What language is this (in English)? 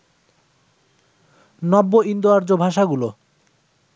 Bangla